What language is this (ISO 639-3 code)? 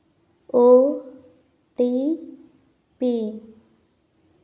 sat